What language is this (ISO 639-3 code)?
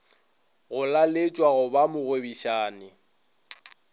nso